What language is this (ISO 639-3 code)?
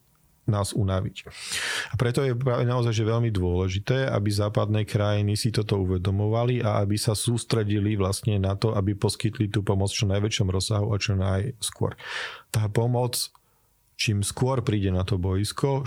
slk